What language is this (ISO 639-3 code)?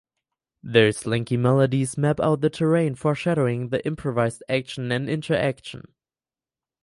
eng